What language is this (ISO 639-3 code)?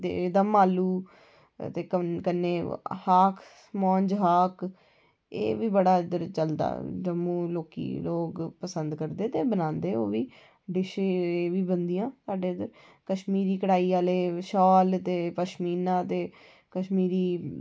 doi